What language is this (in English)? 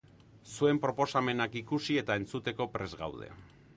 Basque